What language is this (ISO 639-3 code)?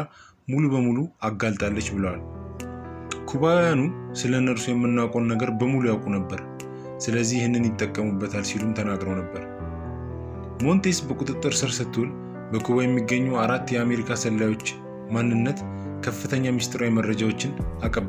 ara